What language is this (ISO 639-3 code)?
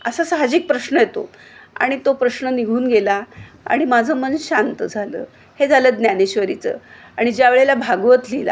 mar